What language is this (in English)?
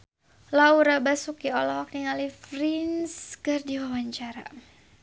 Sundanese